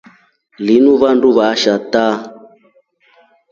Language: Rombo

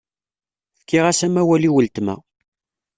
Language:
Kabyle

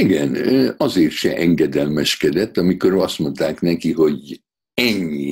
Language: Hungarian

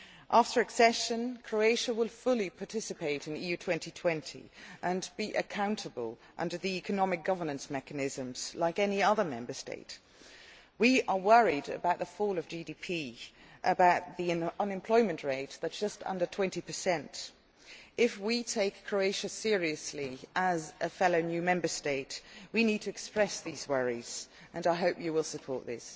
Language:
English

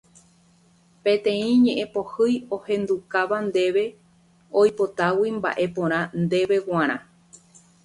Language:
Guarani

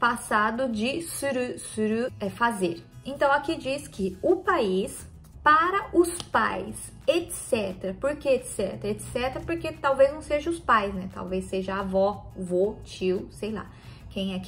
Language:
Portuguese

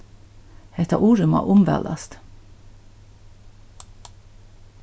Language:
Faroese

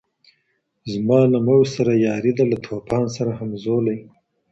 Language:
Pashto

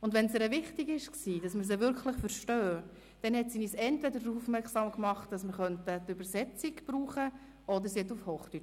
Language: Swiss German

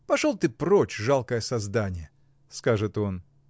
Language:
Russian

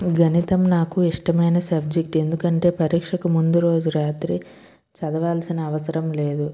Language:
Telugu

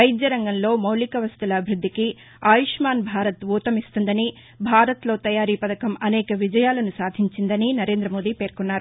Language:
Telugu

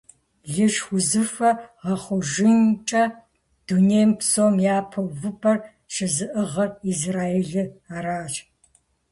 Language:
Kabardian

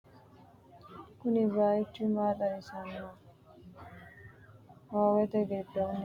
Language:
Sidamo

